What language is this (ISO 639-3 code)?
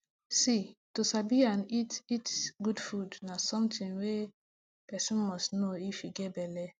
pcm